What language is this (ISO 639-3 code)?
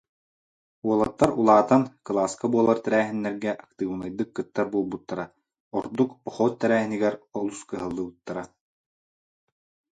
sah